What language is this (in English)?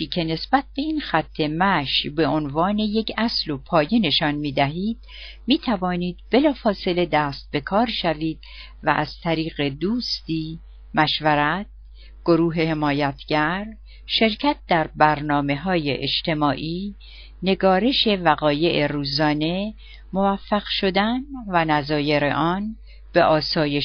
Persian